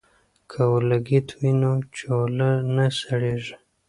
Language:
Pashto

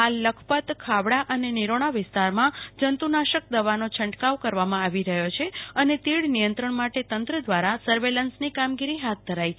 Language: Gujarati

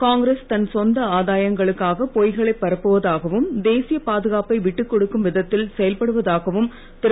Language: Tamil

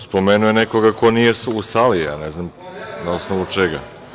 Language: Serbian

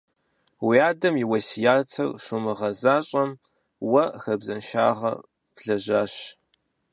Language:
Kabardian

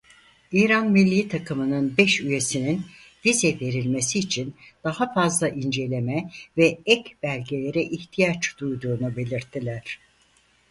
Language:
Turkish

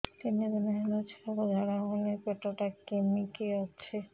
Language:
Odia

